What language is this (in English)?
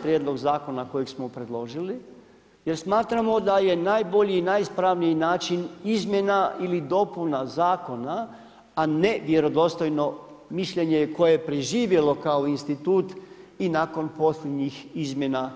Croatian